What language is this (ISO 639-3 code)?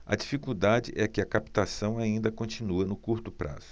por